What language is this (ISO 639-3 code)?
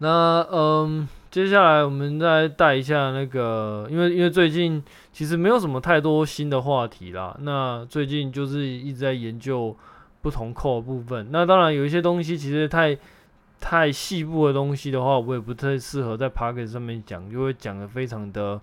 zho